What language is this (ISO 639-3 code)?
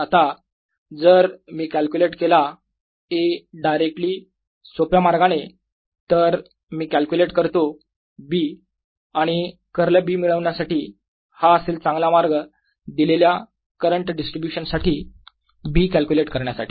mar